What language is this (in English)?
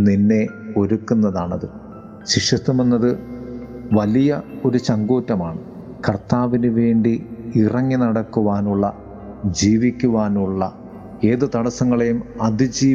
Malayalam